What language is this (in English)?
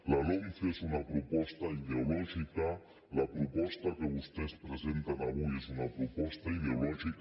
Catalan